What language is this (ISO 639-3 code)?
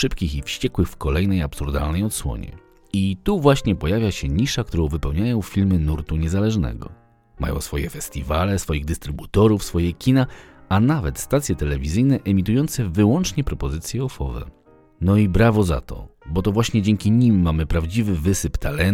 pol